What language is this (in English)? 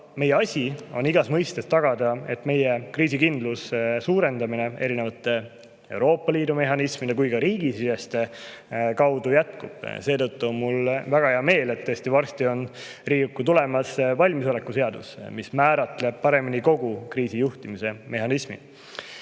Estonian